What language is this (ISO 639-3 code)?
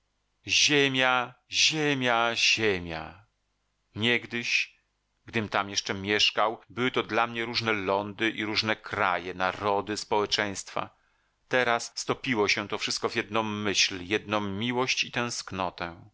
pol